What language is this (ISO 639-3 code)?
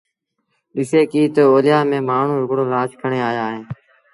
sbn